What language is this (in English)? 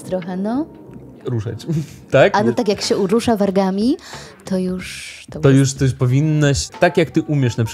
Polish